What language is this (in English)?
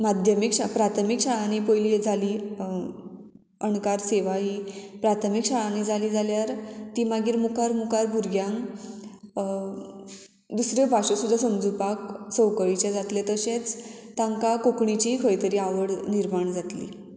Konkani